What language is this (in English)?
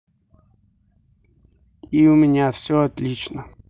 Russian